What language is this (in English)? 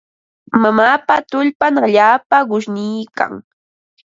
Ambo-Pasco Quechua